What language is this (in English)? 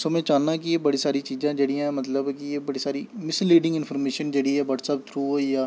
Dogri